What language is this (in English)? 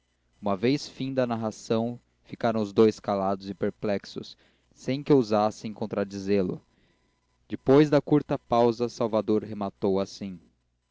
Portuguese